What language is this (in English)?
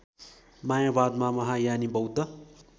Nepali